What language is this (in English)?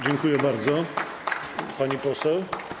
Polish